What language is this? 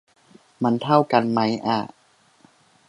Thai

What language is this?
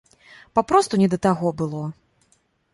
Belarusian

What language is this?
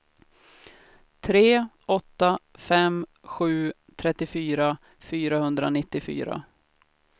Swedish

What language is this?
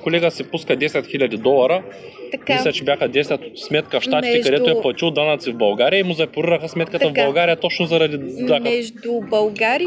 Bulgarian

